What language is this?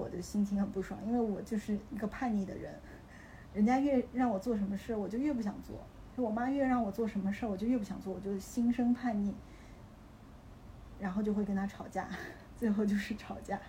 Chinese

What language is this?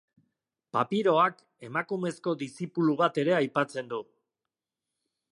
Basque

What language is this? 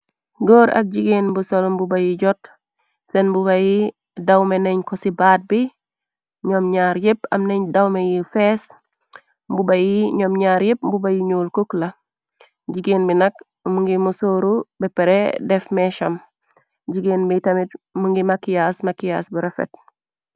Wolof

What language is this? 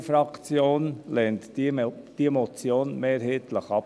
Swiss German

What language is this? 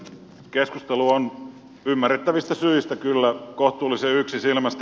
Finnish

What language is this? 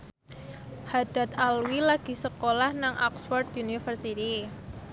Javanese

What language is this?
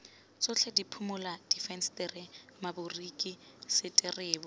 Tswana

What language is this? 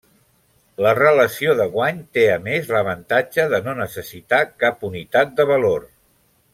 Catalan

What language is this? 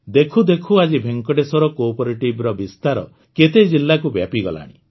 Odia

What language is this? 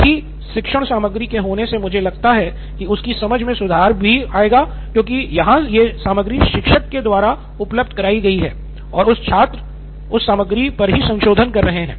Hindi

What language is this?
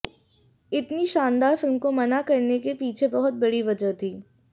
Hindi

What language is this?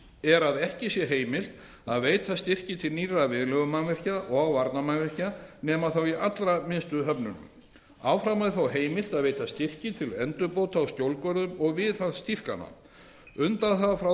Icelandic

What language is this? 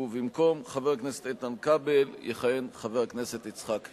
Hebrew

